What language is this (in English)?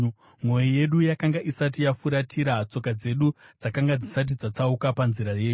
Shona